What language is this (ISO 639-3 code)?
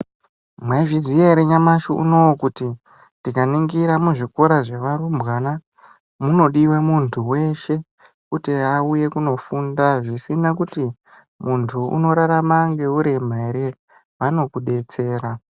ndc